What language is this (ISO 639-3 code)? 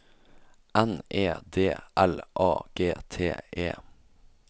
nor